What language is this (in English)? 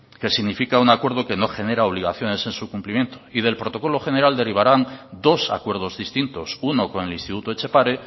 Spanish